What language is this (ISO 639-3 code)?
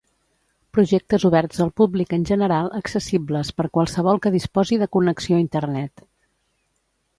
cat